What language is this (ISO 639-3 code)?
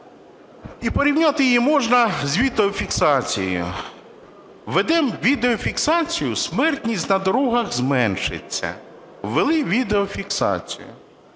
ukr